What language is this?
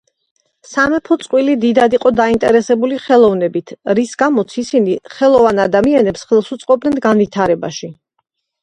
Georgian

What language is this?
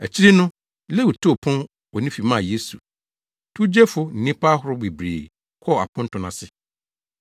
Akan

